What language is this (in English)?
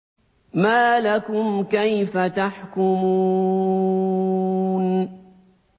Arabic